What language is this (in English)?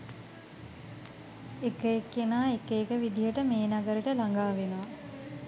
Sinhala